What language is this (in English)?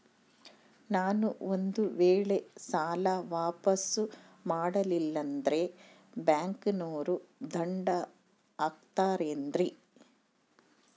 Kannada